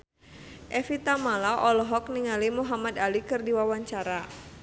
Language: Sundanese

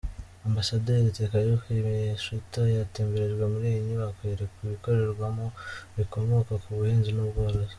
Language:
Kinyarwanda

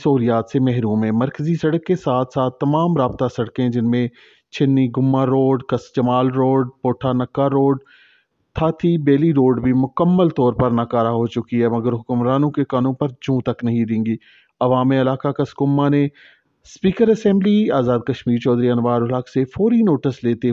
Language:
Hindi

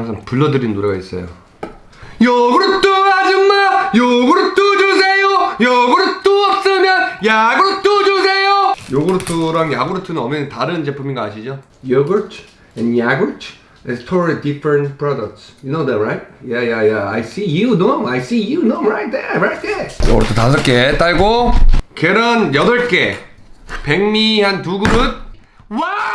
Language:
Korean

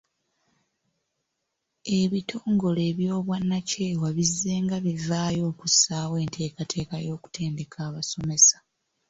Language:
Ganda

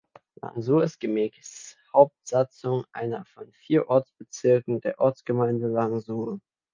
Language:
German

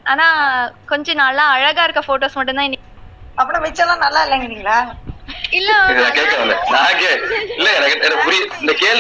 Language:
Tamil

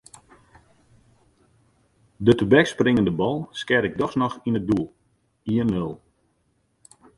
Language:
Western Frisian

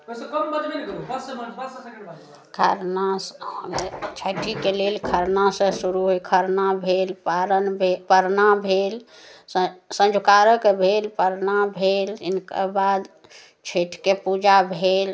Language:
Maithili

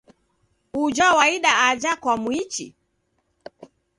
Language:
Taita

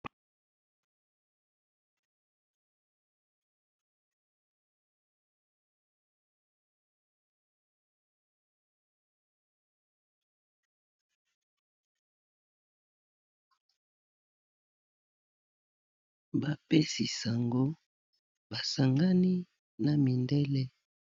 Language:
Lingala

